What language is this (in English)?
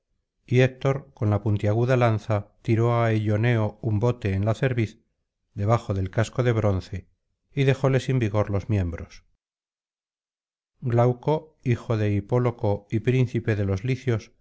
Spanish